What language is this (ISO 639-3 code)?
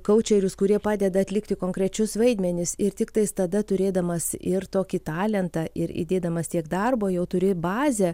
lit